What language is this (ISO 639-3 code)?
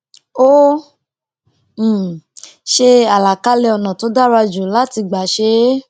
yor